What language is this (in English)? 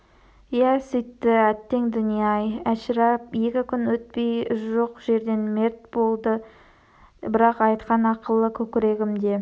Kazakh